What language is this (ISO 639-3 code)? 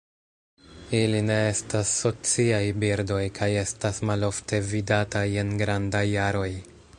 epo